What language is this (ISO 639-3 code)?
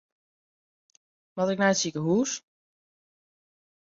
fry